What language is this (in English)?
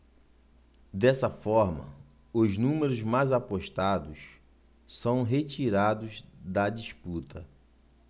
Portuguese